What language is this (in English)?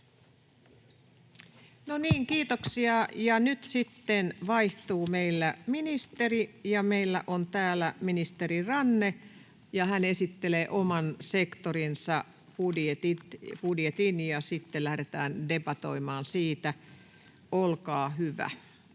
Finnish